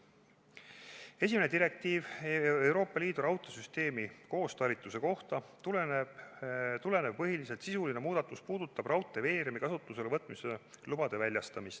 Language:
Estonian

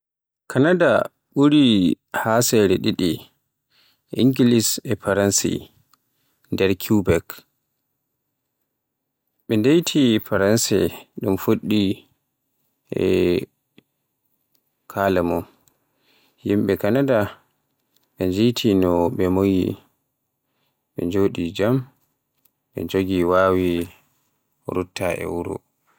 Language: Borgu Fulfulde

